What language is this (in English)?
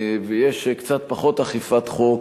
Hebrew